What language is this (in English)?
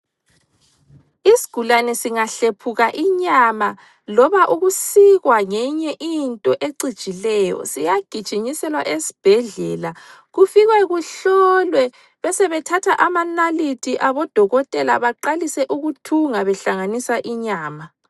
North Ndebele